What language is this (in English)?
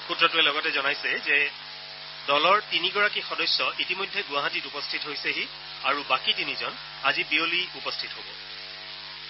Assamese